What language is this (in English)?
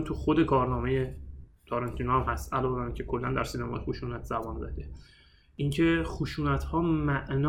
Persian